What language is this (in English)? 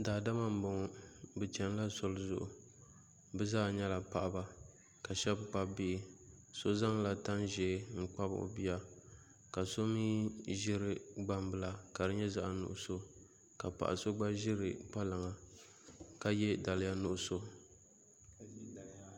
Dagbani